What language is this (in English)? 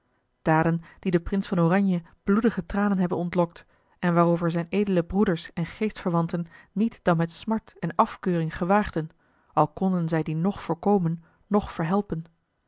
Dutch